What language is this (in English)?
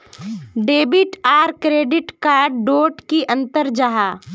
Magahi